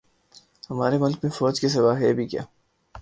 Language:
Urdu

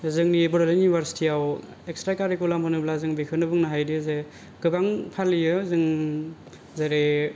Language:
Bodo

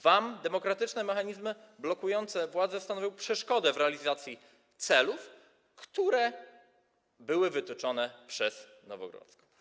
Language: Polish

